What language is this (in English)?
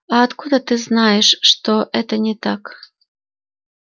Russian